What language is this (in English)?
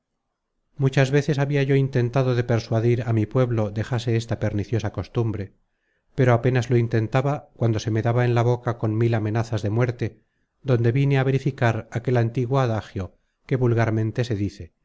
Spanish